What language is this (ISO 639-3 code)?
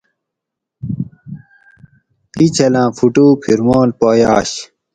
gwc